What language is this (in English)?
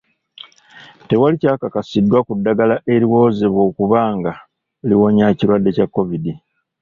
Ganda